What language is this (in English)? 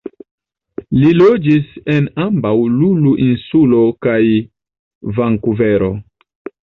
Esperanto